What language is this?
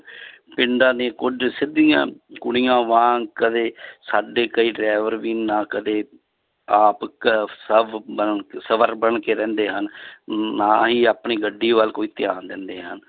Punjabi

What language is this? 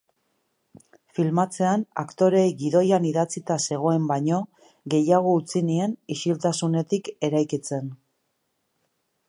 Basque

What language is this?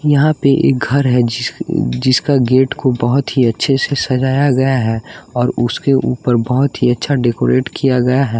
Hindi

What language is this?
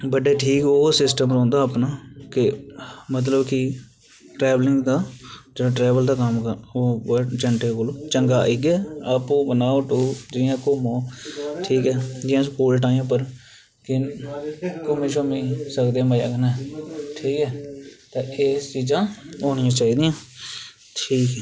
Dogri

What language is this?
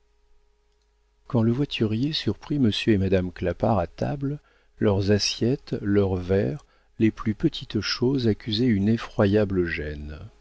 French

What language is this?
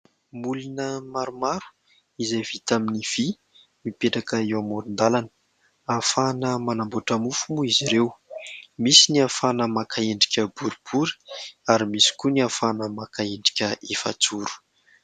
Malagasy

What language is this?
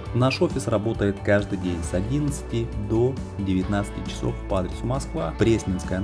Russian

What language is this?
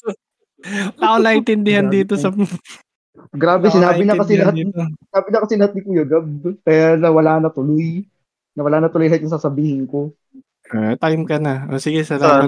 Filipino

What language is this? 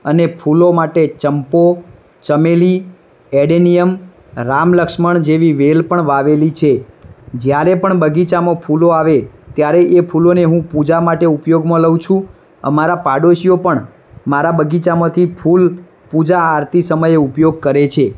Gujarati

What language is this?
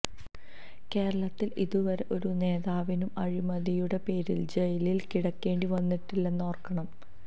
Malayalam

